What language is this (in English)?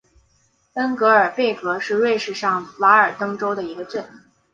Chinese